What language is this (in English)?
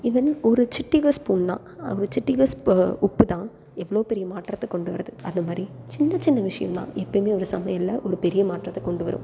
Tamil